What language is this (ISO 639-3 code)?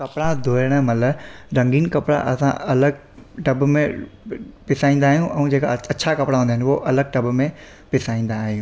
snd